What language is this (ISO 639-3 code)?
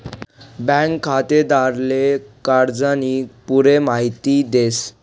mar